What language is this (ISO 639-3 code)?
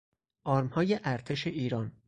fas